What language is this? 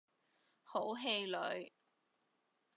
Cantonese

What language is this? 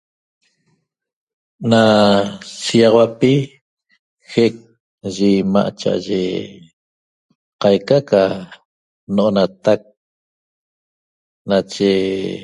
Toba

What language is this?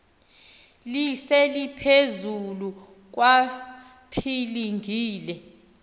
Xhosa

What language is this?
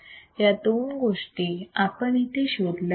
Marathi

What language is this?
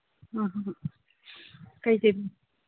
Manipuri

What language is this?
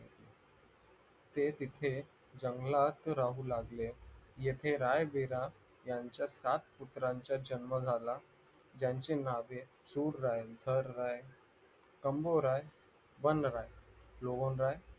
Marathi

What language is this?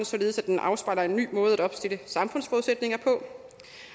Danish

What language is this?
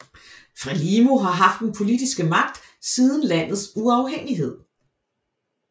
Danish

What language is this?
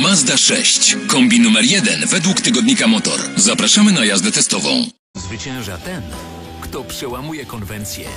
Polish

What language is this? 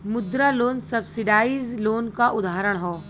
Bhojpuri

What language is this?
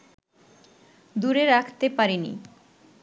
Bangla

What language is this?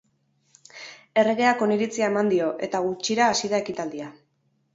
Basque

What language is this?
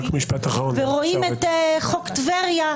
Hebrew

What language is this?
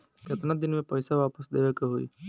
Bhojpuri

